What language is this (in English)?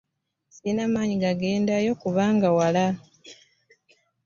Ganda